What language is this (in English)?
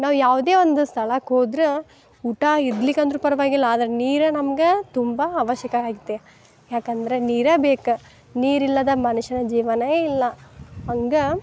Kannada